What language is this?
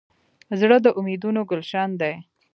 Pashto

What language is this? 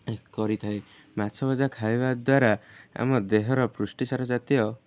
Odia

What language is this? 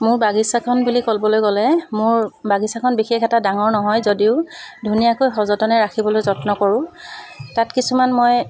Assamese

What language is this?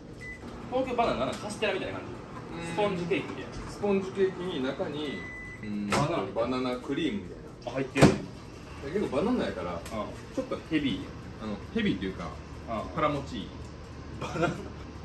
Japanese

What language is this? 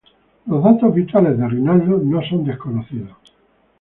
Spanish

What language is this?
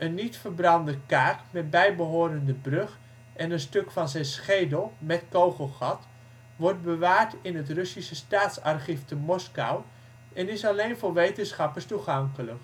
Dutch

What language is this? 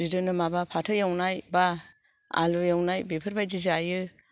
Bodo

